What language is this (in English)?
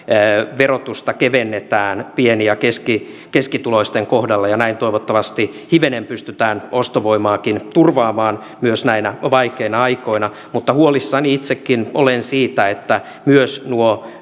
Finnish